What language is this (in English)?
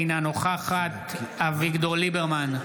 Hebrew